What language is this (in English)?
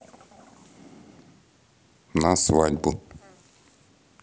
Russian